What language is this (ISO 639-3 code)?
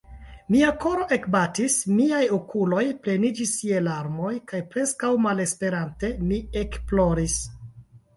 epo